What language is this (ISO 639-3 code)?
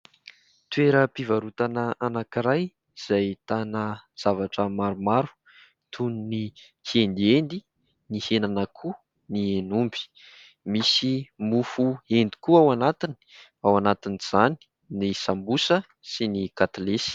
mlg